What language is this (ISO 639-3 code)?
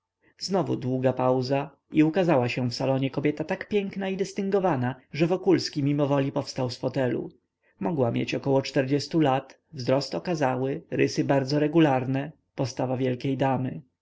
pol